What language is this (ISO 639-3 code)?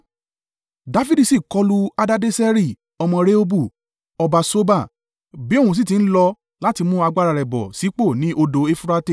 yor